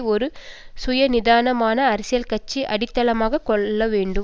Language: Tamil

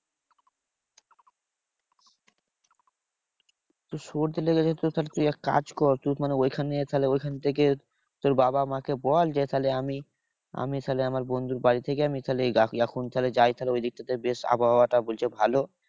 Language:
Bangla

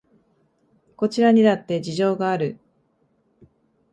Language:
Japanese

